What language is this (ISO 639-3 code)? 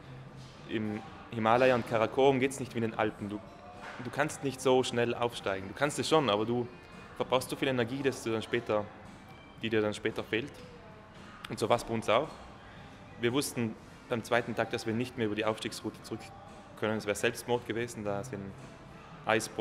deu